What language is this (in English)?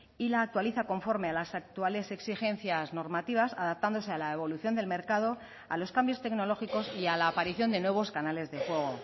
Spanish